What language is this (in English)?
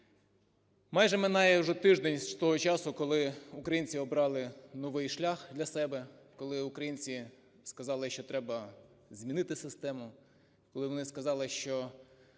Ukrainian